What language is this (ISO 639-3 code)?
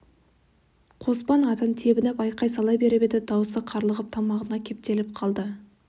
kaz